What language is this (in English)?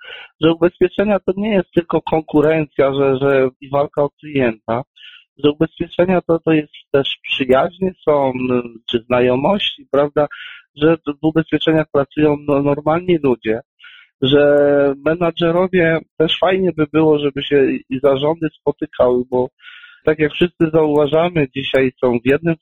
Polish